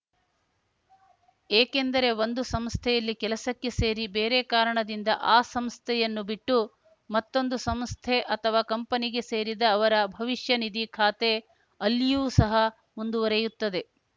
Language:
Kannada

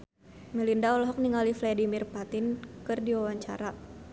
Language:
Sundanese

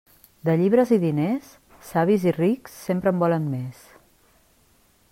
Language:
Catalan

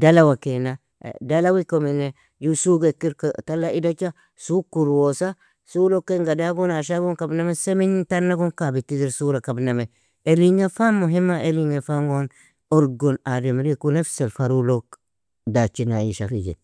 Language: Nobiin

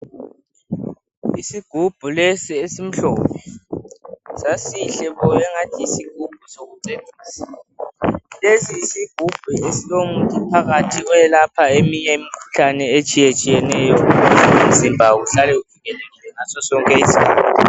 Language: North Ndebele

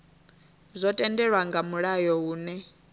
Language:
Venda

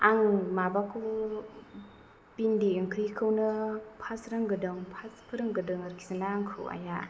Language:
Bodo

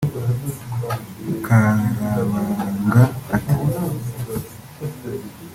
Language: Kinyarwanda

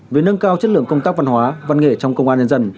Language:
Vietnamese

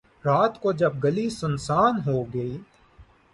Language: Urdu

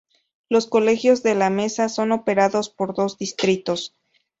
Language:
Spanish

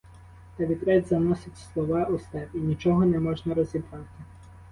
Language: Ukrainian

